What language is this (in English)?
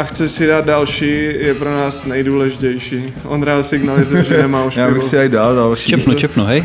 Czech